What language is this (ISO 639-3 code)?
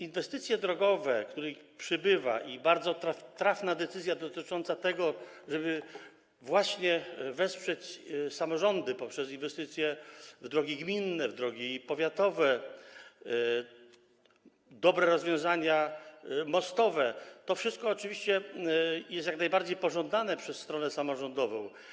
pol